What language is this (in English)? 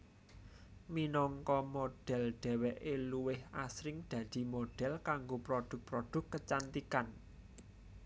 Javanese